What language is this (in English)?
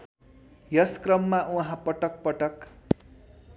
Nepali